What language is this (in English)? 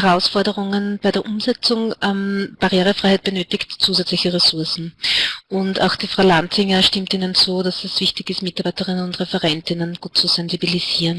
German